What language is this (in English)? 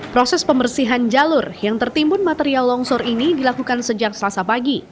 Indonesian